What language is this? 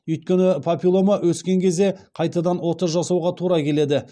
Kazakh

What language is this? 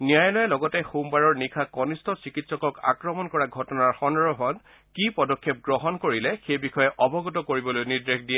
Assamese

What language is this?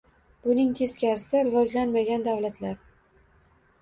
Uzbek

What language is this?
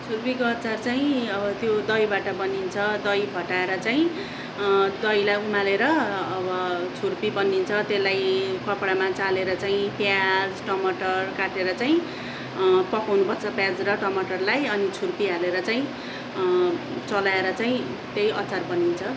Nepali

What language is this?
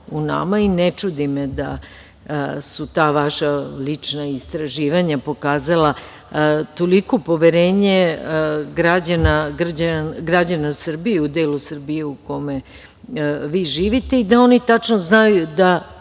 Serbian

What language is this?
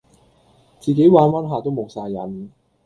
Cantonese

